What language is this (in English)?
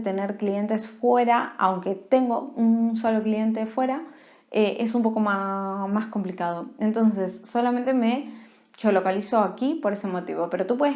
Spanish